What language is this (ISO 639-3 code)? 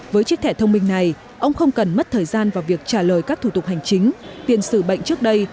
vie